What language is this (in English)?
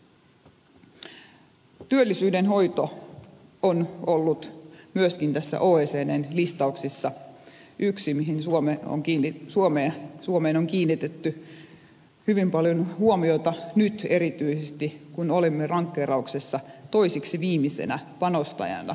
Finnish